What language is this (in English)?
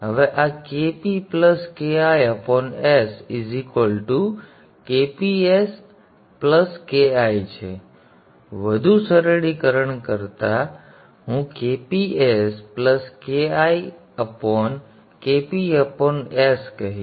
Gujarati